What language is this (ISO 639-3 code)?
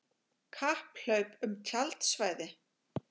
isl